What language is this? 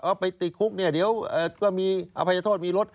Thai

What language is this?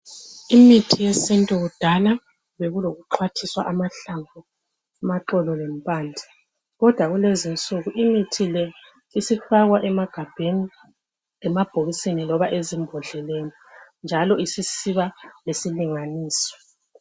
North Ndebele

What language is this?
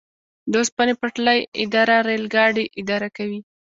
Pashto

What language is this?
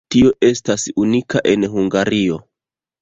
Esperanto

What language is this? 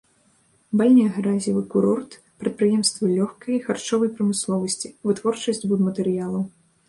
Belarusian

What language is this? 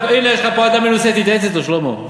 Hebrew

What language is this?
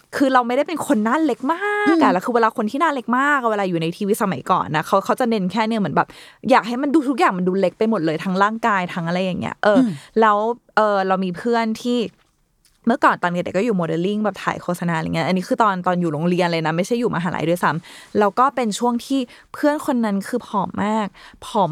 Thai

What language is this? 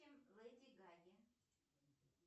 Russian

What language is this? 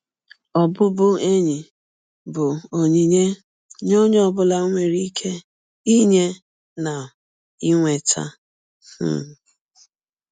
Igbo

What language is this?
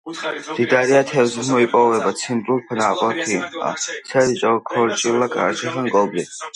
Georgian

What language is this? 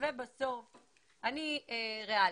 Hebrew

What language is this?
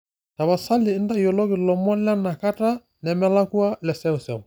Masai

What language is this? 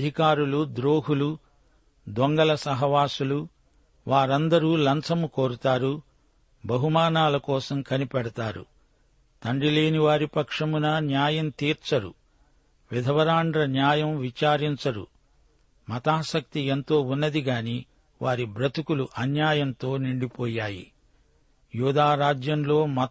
Telugu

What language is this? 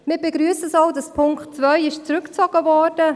Swiss German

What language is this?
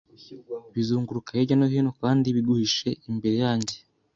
Kinyarwanda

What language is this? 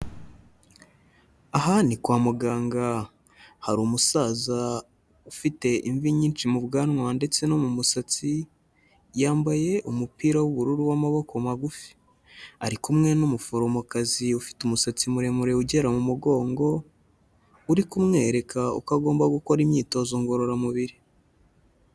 Kinyarwanda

